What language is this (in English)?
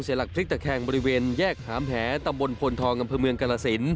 Thai